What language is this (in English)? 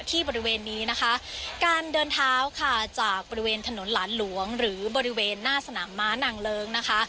Thai